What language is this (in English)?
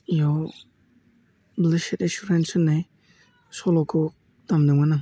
Bodo